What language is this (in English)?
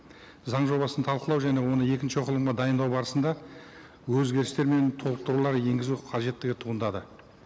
Kazakh